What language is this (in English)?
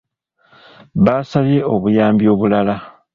Ganda